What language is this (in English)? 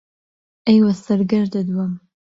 Central Kurdish